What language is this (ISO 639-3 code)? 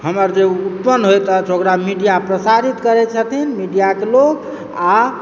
mai